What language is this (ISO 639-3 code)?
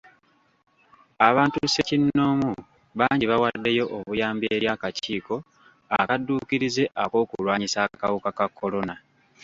lug